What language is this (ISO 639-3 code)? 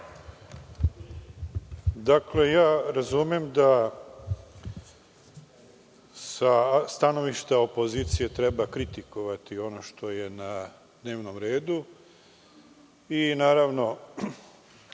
srp